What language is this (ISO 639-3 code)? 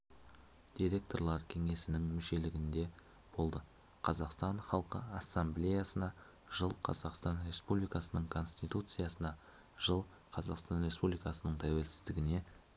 kaz